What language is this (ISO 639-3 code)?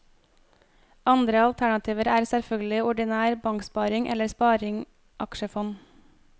nor